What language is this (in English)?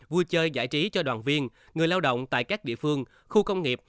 Vietnamese